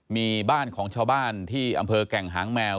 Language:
Thai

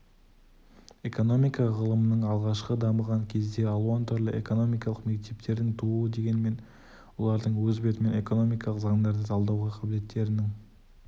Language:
Kazakh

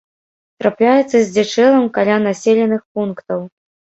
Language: Belarusian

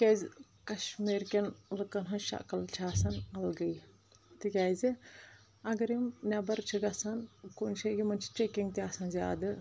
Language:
Kashmiri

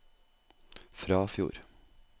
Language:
Norwegian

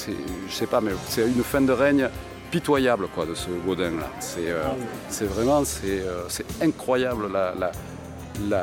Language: French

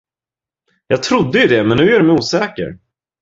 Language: Swedish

